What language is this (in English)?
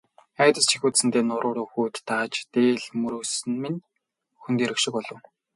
Mongolian